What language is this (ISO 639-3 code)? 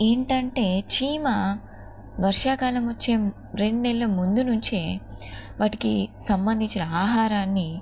tel